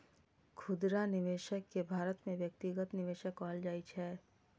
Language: Maithili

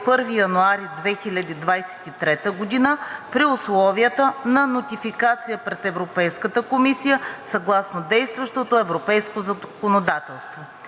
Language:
Bulgarian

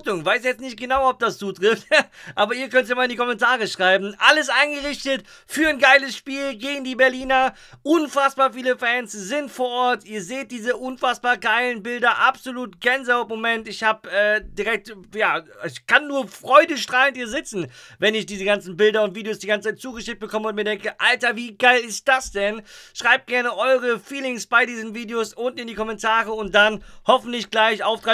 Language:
German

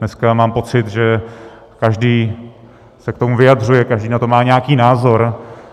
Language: Czech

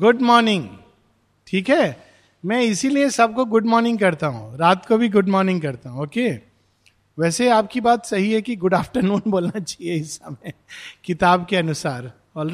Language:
Hindi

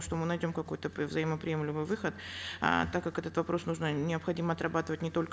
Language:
Kazakh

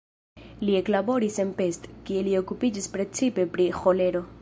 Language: Esperanto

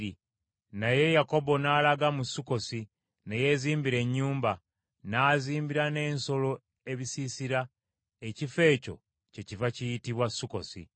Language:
Ganda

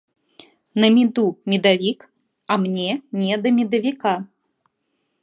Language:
Russian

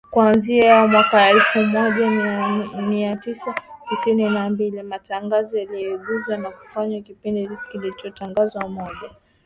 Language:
Swahili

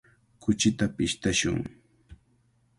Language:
Cajatambo North Lima Quechua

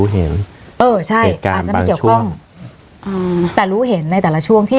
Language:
Thai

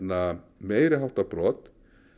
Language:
Icelandic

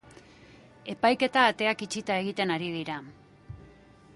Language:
Basque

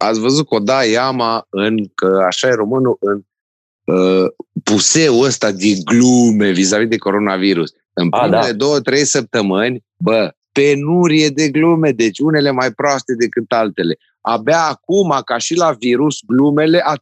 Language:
Romanian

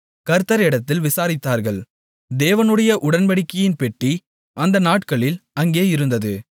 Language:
Tamil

